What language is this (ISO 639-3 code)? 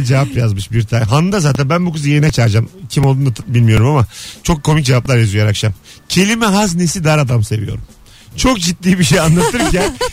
tur